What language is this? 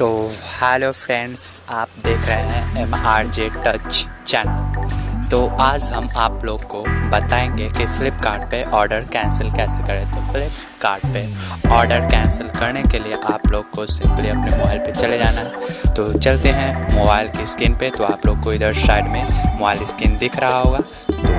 Hindi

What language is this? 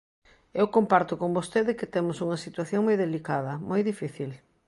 Galician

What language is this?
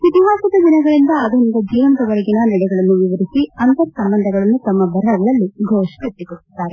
Kannada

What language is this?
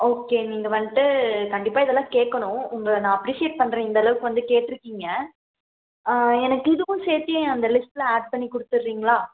Tamil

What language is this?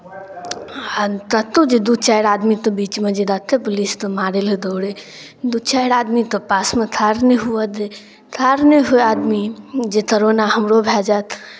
Maithili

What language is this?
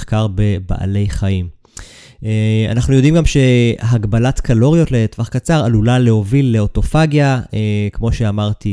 Hebrew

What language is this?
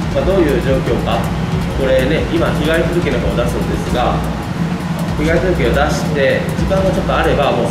Japanese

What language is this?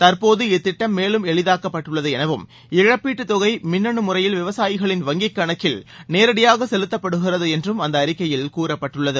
Tamil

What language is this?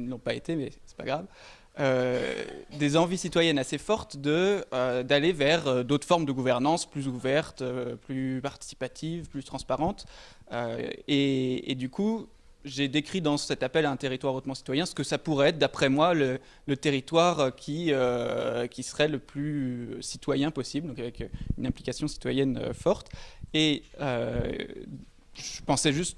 French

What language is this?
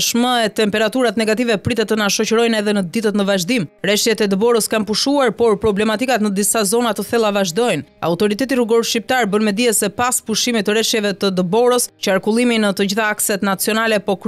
Romanian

